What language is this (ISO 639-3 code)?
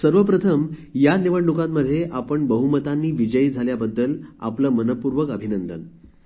mar